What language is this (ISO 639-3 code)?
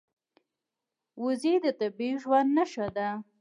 pus